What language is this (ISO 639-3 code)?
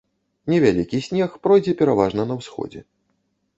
bel